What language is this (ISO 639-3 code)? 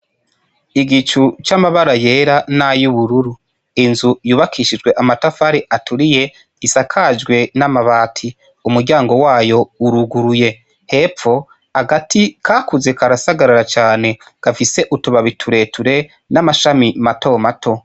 run